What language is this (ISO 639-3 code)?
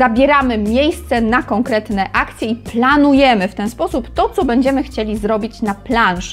pol